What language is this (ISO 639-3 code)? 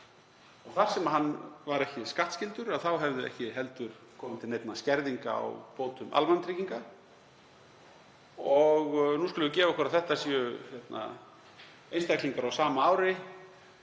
isl